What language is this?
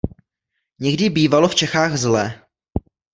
Czech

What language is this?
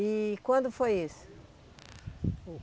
Portuguese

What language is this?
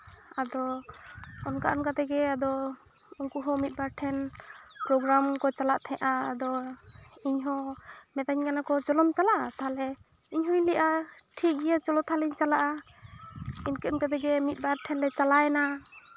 Santali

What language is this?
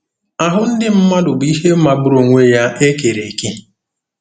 Igbo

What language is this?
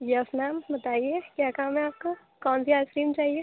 Urdu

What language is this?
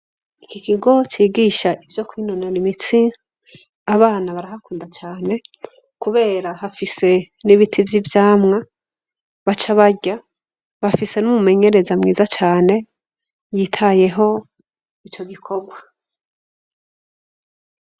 Rundi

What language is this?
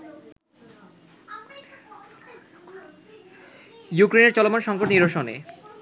Bangla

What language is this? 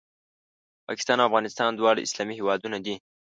Pashto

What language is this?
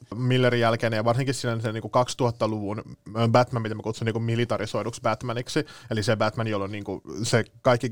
Finnish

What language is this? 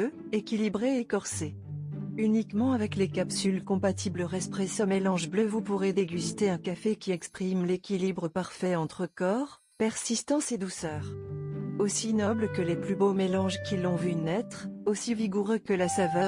French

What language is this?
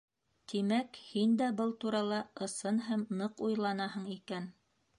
Bashkir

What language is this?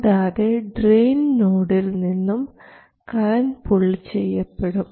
Malayalam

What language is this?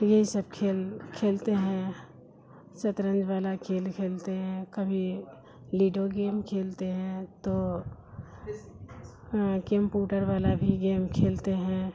Urdu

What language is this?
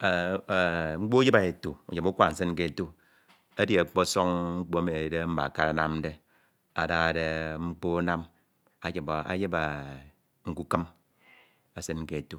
Ito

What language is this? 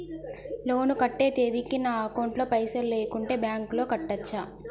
Telugu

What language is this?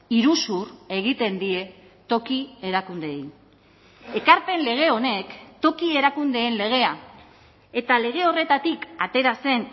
Basque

